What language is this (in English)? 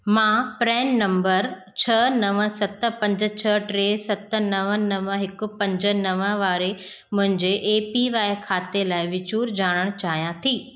Sindhi